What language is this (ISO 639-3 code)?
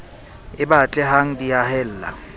sot